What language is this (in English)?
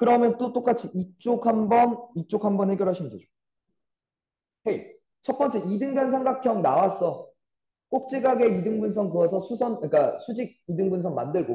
Korean